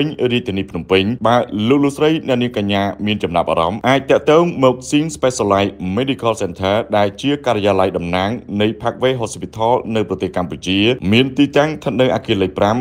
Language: Thai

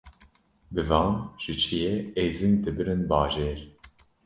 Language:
Kurdish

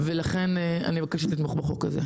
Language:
Hebrew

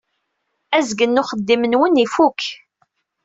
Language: Kabyle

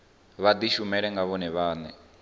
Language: Venda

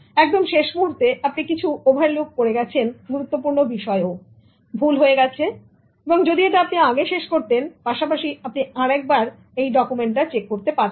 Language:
Bangla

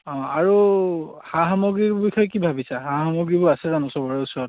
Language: Assamese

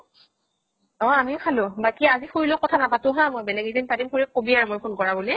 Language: Assamese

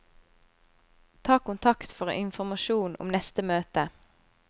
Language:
Norwegian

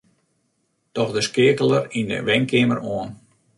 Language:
Western Frisian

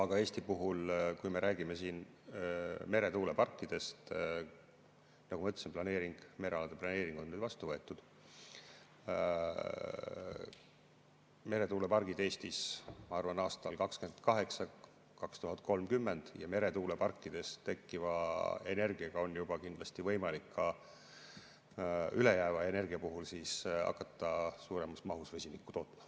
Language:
Estonian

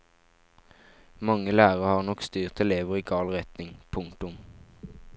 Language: Norwegian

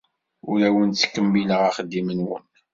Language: Kabyle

